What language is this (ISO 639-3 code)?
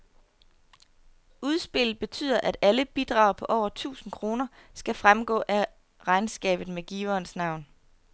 dan